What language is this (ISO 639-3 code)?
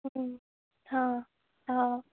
kas